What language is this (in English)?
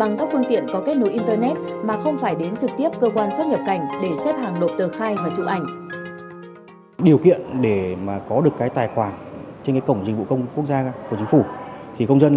Vietnamese